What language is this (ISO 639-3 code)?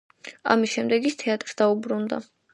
kat